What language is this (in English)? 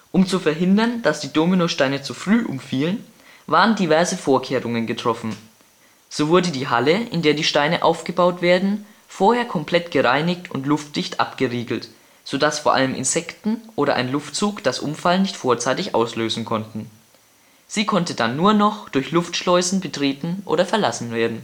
German